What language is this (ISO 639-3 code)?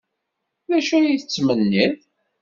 kab